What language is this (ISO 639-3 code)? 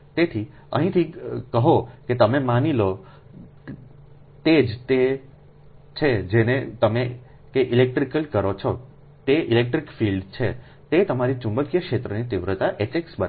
guj